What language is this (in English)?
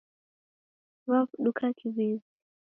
Taita